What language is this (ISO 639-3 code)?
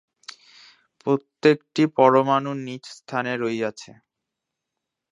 ben